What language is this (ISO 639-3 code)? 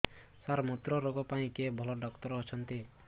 ori